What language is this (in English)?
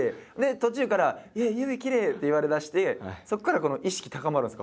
Japanese